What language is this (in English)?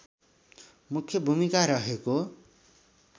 Nepali